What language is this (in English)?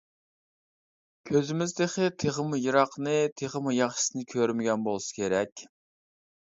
Uyghur